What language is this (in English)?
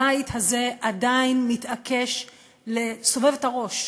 Hebrew